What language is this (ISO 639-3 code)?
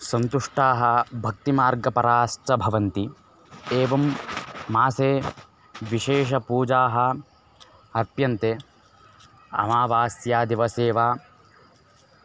san